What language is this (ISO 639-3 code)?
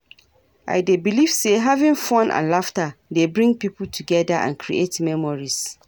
pcm